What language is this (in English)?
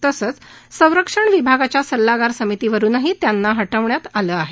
Marathi